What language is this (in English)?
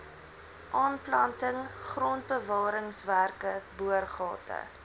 Afrikaans